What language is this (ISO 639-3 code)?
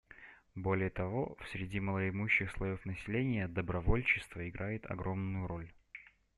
rus